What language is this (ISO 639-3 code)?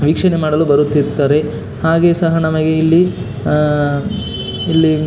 kan